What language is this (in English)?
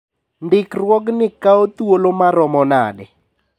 Luo (Kenya and Tanzania)